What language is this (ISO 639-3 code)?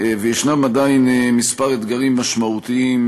heb